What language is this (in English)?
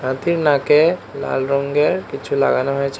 Bangla